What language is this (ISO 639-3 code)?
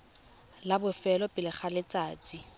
tsn